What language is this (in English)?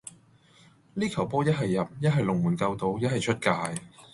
Cantonese